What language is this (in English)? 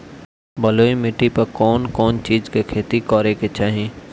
Bhojpuri